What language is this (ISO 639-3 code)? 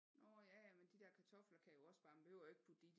dan